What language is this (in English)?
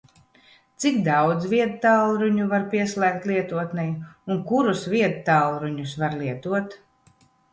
Latvian